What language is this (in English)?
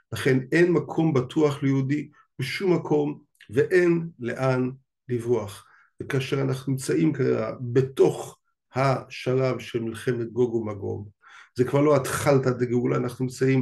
Hebrew